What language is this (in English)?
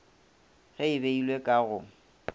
Northern Sotho